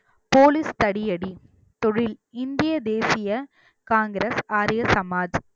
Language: Tamil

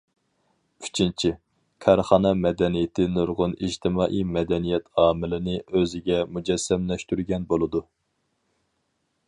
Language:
Uyghur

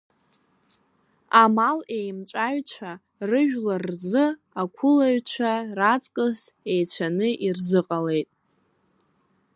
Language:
Abkhazian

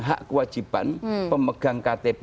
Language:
Indonesian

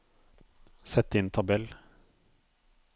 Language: Norwegian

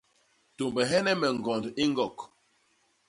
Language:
Basaa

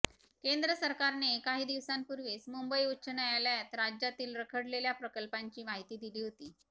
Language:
Marathi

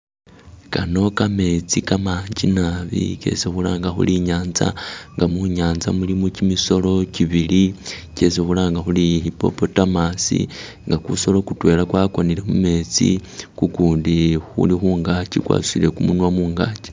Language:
Masaaba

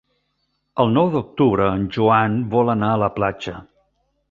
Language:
Catalan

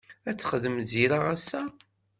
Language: Kabyle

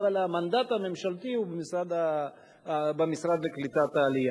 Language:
Hebrew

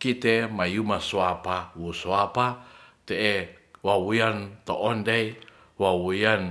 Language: Ratahan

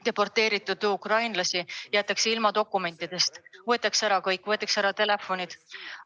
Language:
Estonian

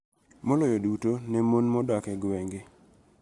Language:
Luo (Kenya and Tanzania)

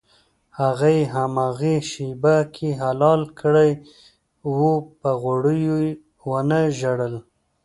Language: Pashto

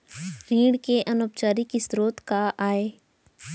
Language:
Chhattisgarhi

